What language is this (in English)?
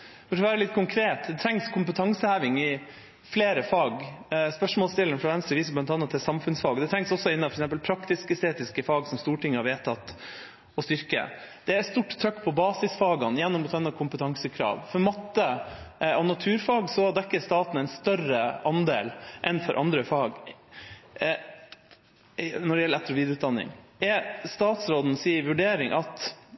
Norwegian Bokmål